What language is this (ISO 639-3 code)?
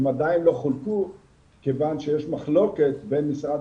heb